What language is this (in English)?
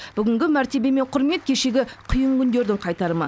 Kazakh